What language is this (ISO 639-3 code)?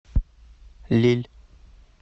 rus